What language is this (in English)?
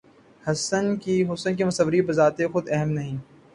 Urdu